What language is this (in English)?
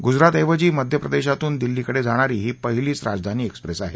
Marathi